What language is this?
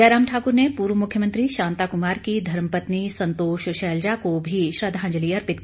Hindi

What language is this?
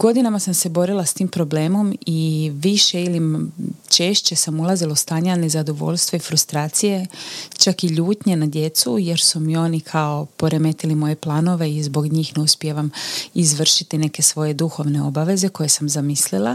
Croatian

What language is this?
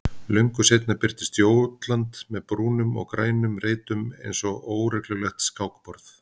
Icelandic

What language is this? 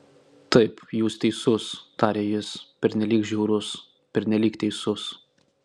Lithuanian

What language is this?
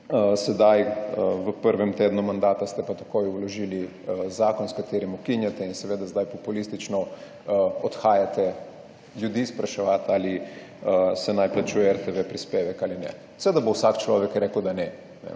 Slovenian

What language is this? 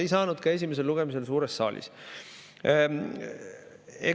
Estonian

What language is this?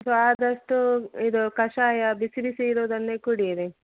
Kannada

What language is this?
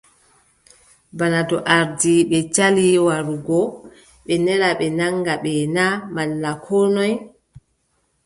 Adamawa Fulfulde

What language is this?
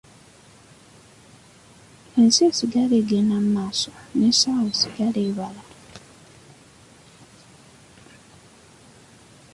Ganda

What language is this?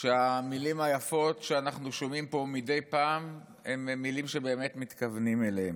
Hebrew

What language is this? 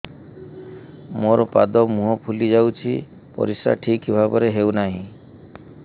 Odia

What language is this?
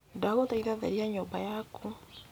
Kikuyu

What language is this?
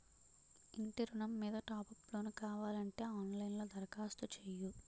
Telugu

